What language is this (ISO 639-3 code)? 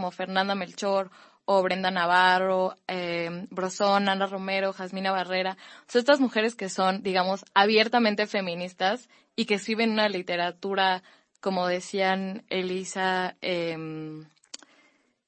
spa